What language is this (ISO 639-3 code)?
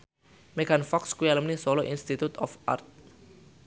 jav